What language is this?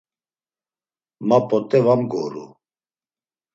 Laz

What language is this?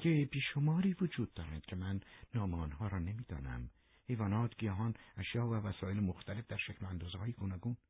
Persian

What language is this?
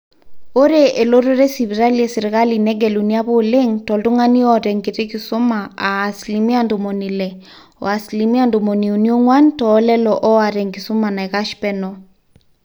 Masai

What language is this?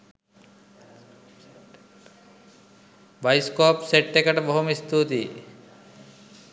Sinhala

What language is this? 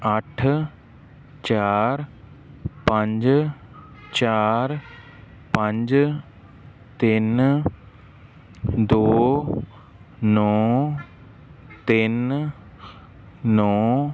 Punjabi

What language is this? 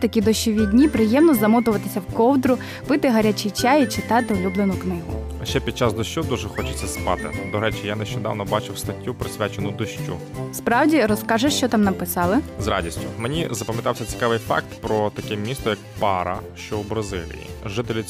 Ukrainian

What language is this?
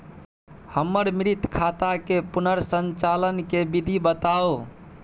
Maithili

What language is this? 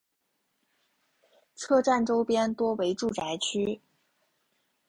Chinese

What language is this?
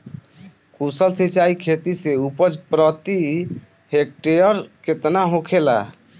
Bhojpuri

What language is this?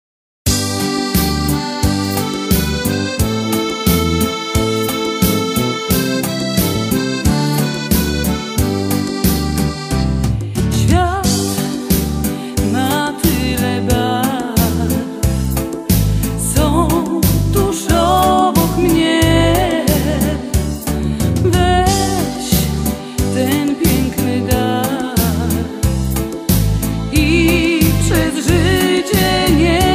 Polish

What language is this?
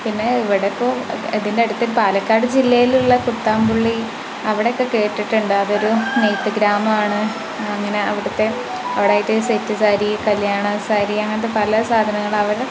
Malayalam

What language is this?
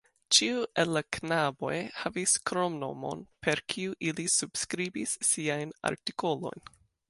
Esperanto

